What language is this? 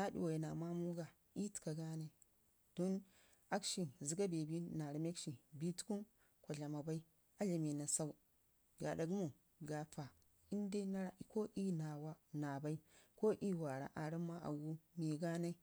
Ngizim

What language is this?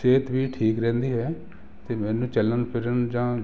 Punjabi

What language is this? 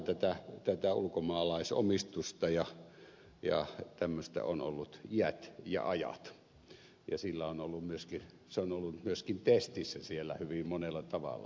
Finnish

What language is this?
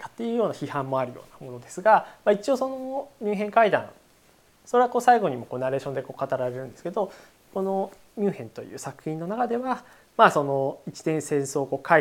Japanese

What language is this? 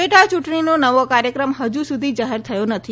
Gujarati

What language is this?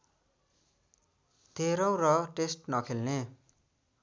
Nepali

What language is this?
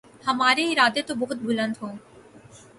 Urdu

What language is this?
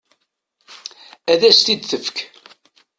Kabyle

